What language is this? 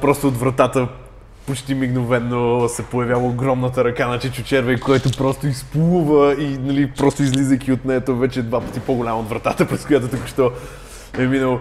Bulgarian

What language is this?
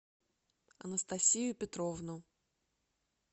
Russian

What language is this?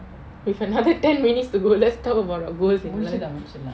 English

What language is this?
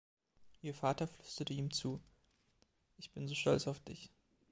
German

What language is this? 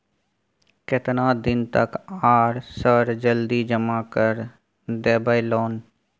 Maithili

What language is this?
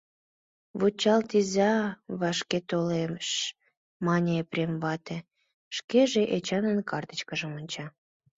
Mari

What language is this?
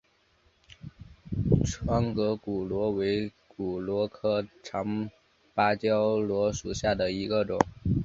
Chinese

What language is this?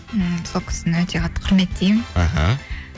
Kazakh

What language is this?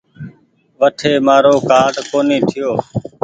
Goaria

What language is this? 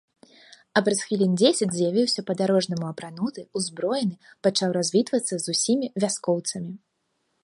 Belarusian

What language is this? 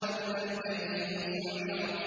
Arabic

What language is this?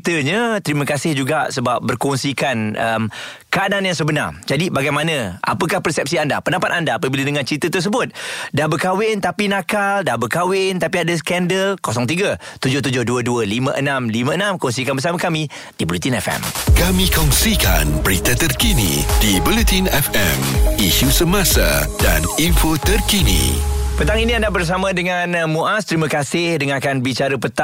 Malay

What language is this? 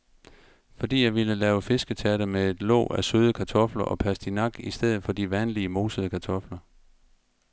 Danish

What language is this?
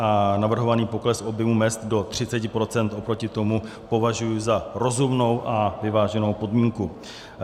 Czech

